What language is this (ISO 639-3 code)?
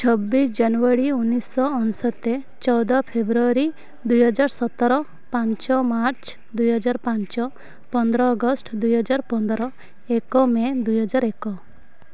ori